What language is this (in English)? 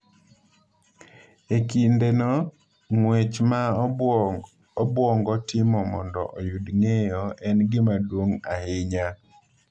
Luo (Kenya and Tanzania)